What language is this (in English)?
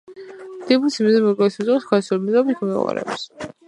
Georgian